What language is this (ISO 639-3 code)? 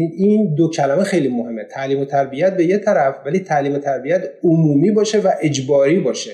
fas